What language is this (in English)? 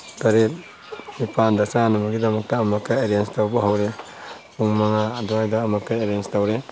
Manipuri